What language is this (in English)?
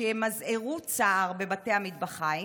Hebrew